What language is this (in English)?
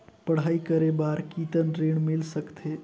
Chhattisgarhi